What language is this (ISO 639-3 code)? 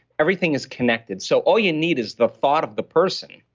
eng